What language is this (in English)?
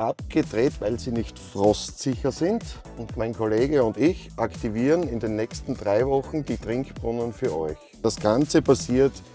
German